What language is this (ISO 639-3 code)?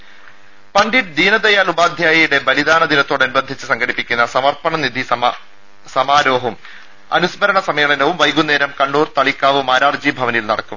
mal